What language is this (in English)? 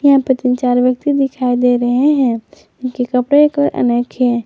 Hindi